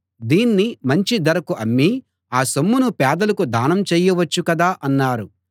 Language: Telugu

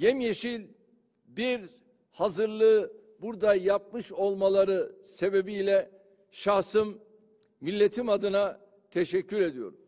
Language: Turkish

